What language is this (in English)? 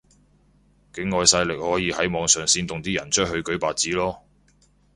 Cantonese